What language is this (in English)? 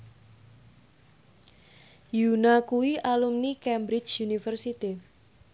Javanese